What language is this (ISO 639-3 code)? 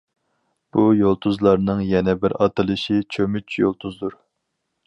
uig